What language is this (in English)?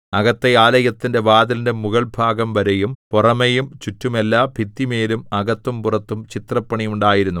Malayalam